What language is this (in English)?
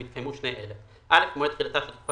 Hebrew